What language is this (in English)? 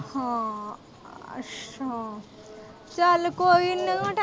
Punjabi